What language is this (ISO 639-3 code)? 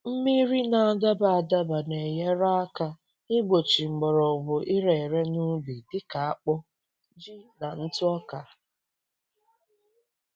ibo